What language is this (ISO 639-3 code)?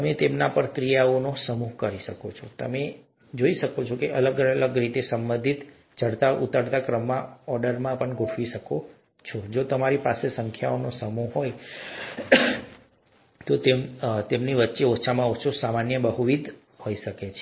guj